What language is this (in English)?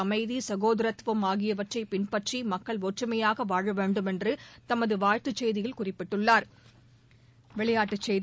Tamil